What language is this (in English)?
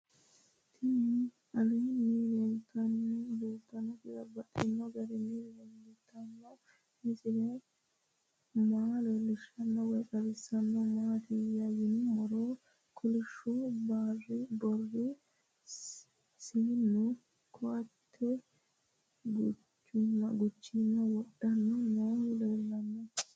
Sidamo